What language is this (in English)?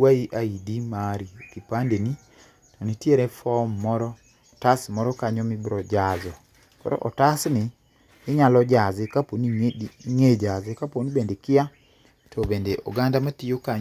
Luo (Kenya and Tanzania)